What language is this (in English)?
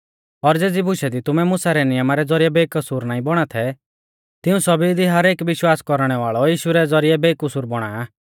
Mahasu Pahari